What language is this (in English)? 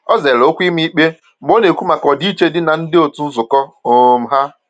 Igbo